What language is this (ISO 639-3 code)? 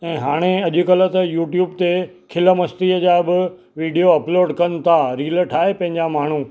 snd